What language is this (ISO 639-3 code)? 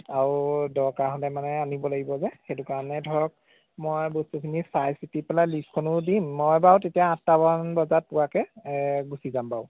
asm